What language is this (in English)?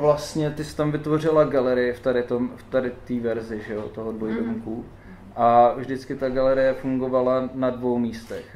Czech